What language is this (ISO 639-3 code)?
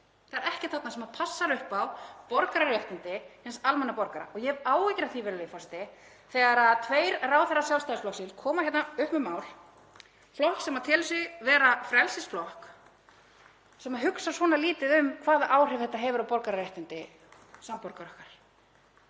isl